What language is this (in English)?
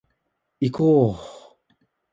Japanese